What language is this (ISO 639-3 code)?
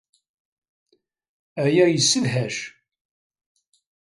kab